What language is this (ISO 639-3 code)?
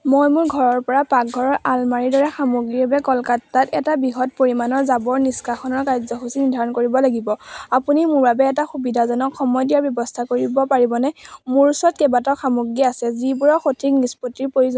asm